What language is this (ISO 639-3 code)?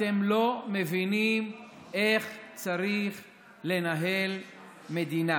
heb